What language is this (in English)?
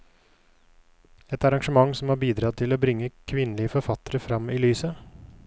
Norwegian